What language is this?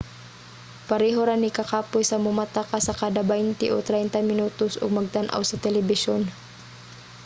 Cebuano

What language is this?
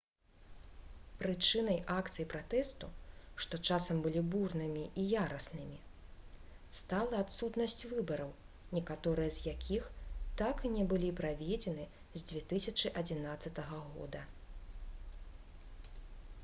Belarusian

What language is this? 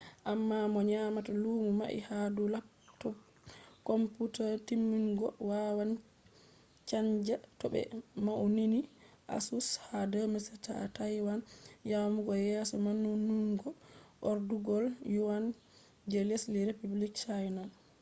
Fula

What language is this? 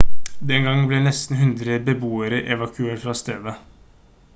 Norwegian Bokmål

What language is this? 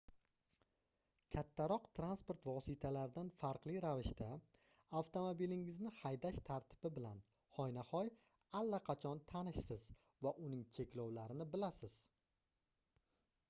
Uzbek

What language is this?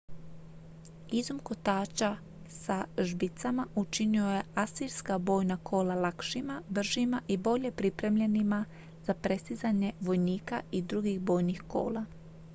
Croatian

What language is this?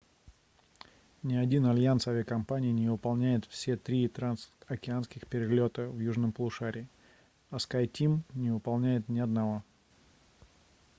Russian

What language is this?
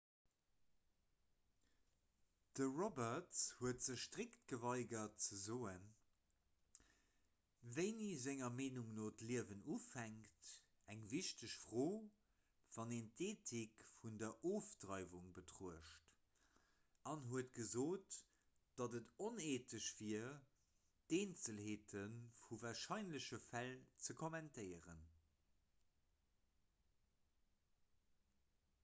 Luxembourgish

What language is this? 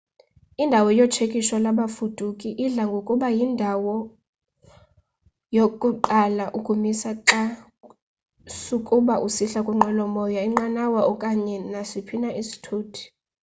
Xhosa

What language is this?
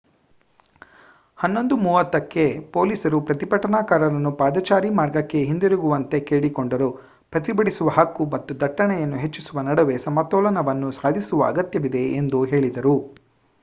Kannada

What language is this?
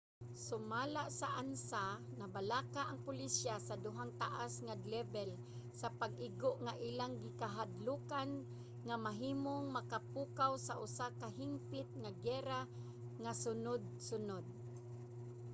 Cebuano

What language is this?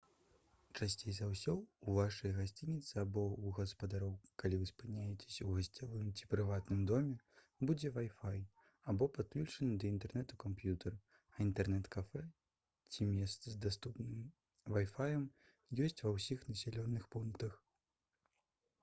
Belarusian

